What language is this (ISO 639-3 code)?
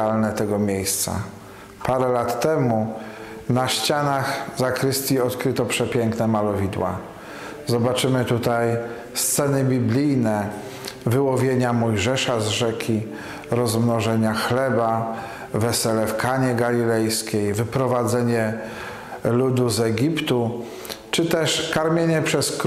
pol